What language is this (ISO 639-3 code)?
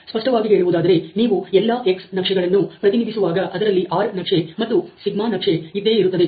kan